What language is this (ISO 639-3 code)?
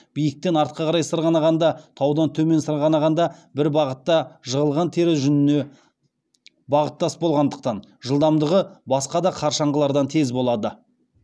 kaz